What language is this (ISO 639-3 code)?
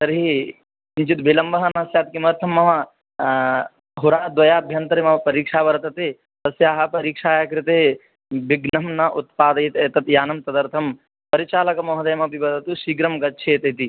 san